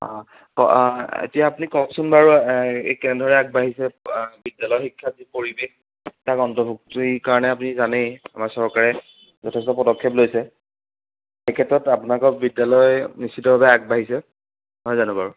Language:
Assamese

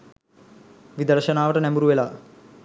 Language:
Sinhala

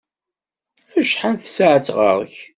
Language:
Kabyle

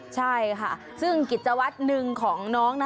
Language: Thai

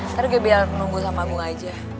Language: Indonesian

